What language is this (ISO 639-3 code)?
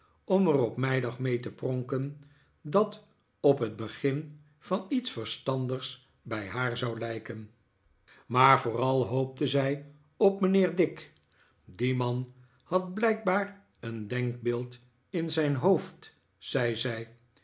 nld